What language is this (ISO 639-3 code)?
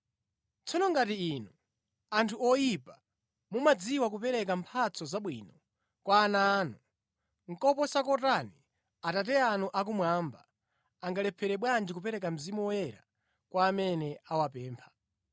nya